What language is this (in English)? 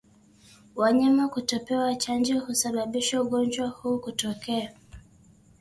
Swahili